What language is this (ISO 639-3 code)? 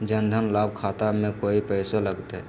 mag